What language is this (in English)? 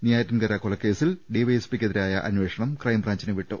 Malayalam